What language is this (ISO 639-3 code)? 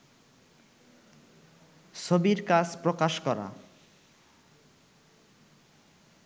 ben